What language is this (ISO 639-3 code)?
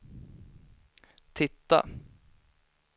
swe